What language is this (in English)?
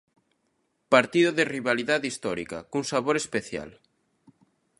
Galician